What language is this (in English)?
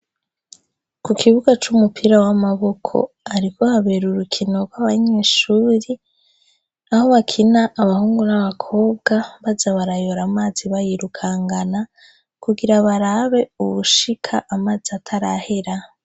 Rundi